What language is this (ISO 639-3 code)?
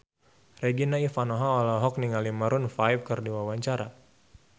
sun